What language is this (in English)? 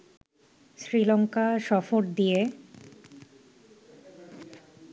Bangla